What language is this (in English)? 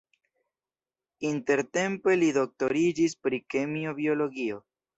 Esperanto